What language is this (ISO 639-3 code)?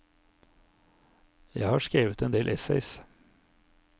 nor